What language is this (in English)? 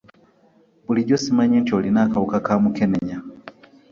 Ganda